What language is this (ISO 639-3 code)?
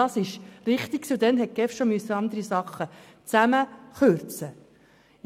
gsw